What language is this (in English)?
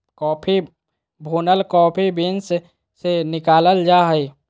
Magahi